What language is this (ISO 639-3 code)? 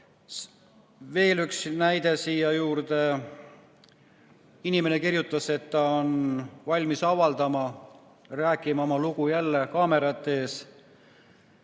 est